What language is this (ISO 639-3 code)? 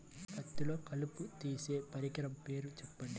tel